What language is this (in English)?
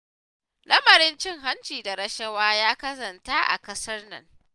Hausa